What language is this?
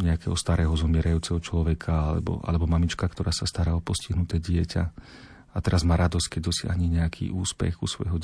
Slovak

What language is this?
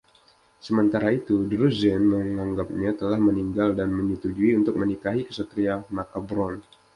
Indonesian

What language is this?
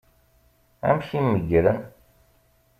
Kabyle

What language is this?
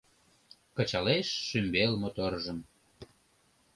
Mari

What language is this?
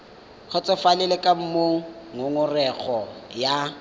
Tswana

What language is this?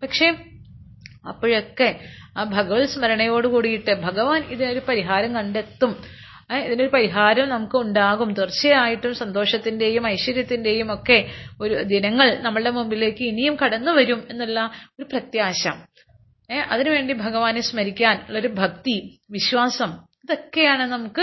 Malayalam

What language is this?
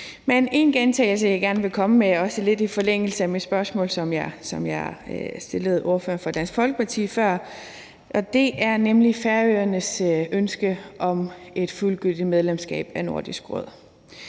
Danish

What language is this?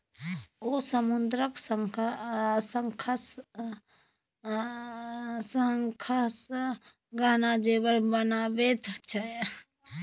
Maithili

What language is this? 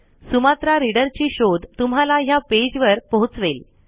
Marathi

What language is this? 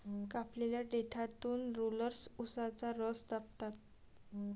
Marathi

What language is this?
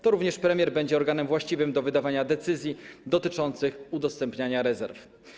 Polish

